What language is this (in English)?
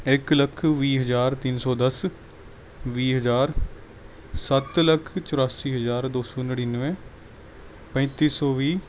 Punjabi